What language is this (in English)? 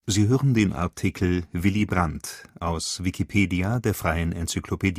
German